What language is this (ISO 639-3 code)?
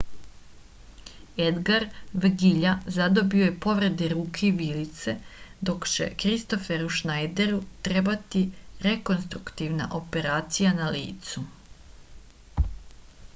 srp